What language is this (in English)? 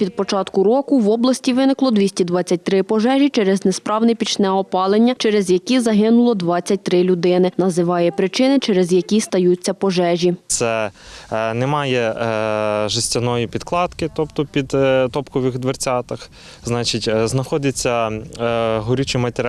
Ukrainian